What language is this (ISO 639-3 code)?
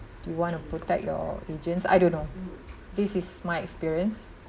eng